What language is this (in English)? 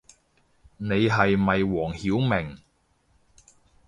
Cantonese